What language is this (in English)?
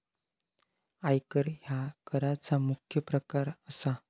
Marathi